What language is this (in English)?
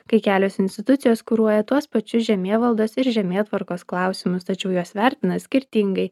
Lithuanian